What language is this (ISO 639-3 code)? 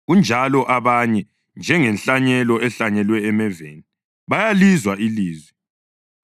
nde